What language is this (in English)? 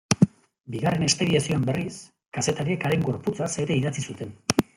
Basque